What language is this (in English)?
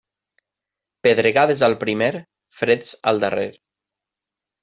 Catalan